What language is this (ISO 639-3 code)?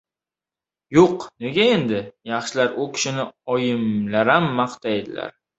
uzb